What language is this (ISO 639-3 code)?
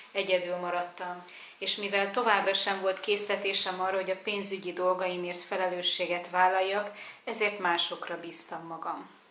hun